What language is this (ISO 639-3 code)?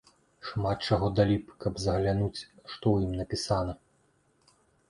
bel